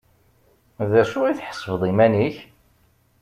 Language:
Kabyle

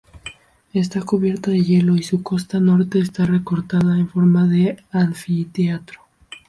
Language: Spanish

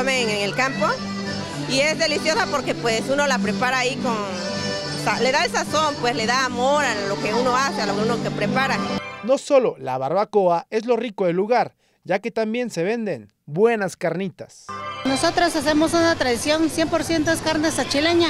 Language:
Spanish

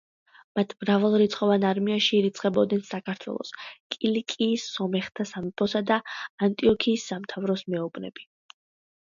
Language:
Georgian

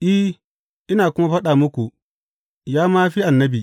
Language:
Hausa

